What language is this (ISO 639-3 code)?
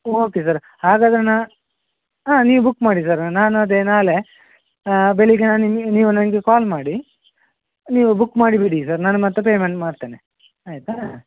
kan